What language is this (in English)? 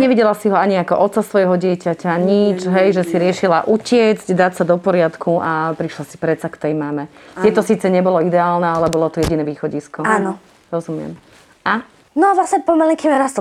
Slovak